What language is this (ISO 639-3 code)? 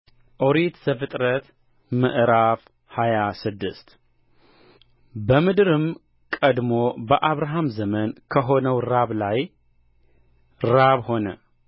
amh